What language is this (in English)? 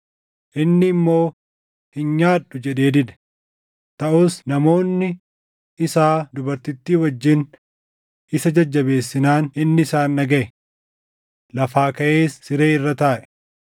Oromo